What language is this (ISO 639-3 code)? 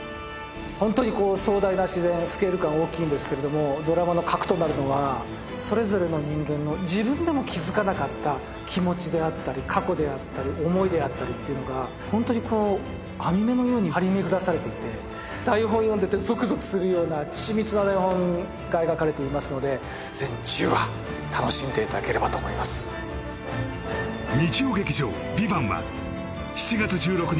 jpn